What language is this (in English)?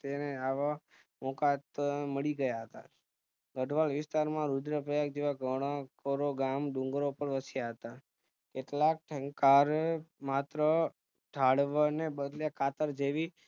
Gujarati